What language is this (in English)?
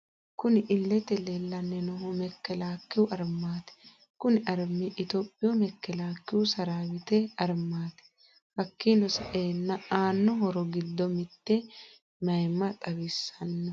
Sidamo